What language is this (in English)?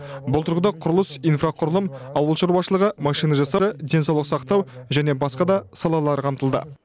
Kazakh